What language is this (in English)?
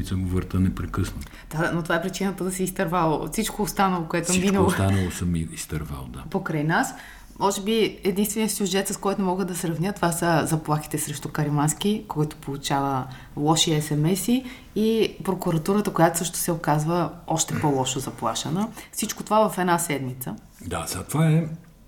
Bulgarian